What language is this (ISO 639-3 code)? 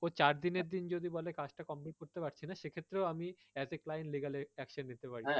ben